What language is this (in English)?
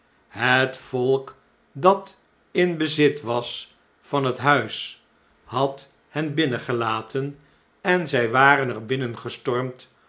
Dutch